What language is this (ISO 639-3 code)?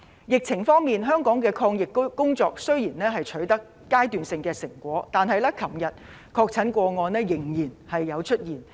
yue